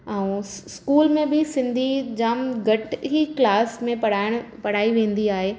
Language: Sindhi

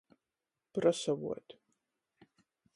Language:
Latgalian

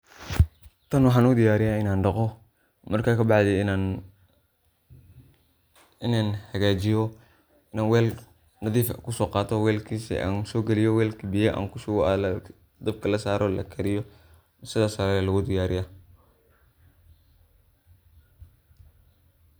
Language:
Somali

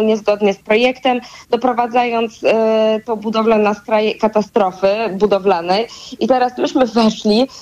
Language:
Polish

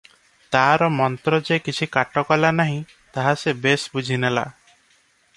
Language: Odia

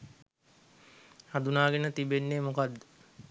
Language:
Sinhala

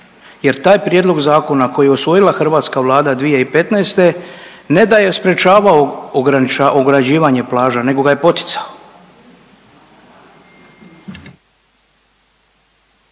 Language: Croatian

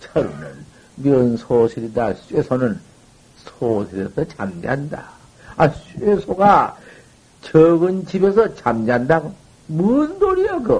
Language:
Korean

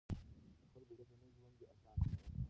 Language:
Pashto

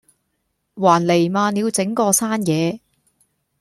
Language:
Cantonese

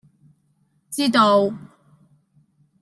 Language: Cantonese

